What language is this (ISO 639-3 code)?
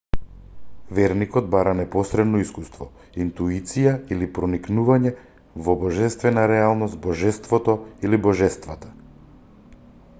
mkd